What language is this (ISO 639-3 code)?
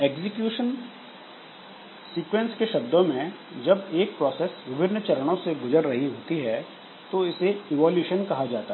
hin